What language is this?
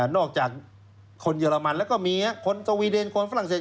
Thai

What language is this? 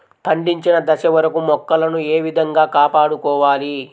Telugu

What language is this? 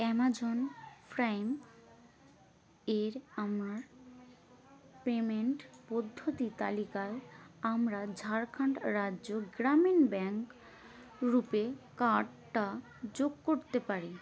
Bangla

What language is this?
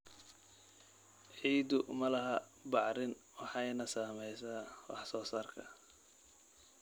Somali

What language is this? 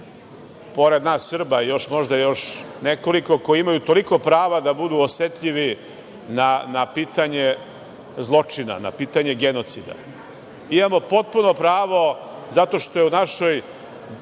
Serbian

